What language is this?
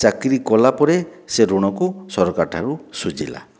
Odia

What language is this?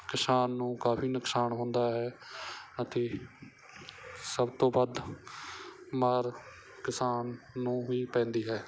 Punjabi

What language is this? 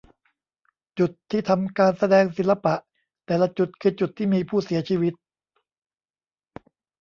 Thai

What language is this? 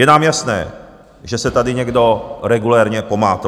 Czech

